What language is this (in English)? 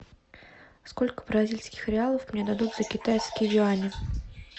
Russian